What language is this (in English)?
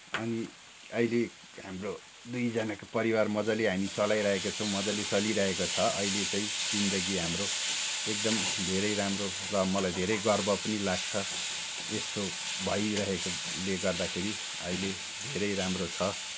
Nepali